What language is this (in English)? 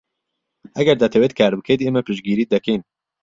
Central Kurdish